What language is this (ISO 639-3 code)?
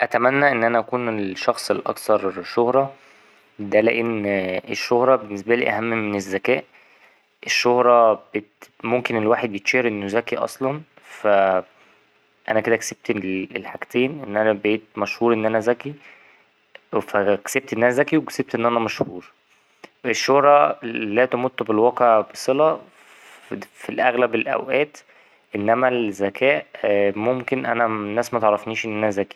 arz